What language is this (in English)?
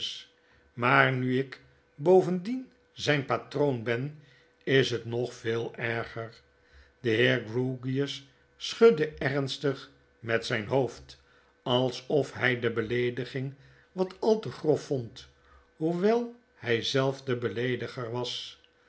Dutch